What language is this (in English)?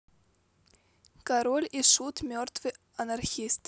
Russian